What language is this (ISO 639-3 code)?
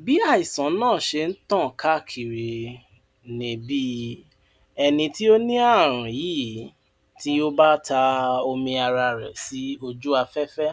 yor